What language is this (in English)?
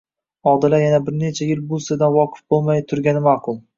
Uzbek